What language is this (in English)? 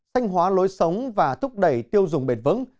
Vietnamese